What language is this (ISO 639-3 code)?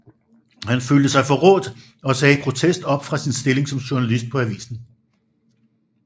dan